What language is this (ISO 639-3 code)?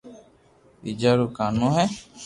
lrk